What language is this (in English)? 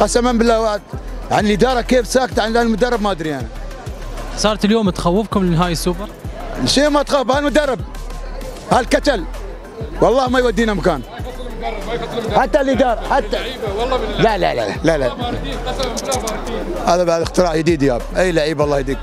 Arabic